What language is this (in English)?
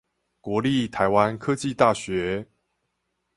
Chinese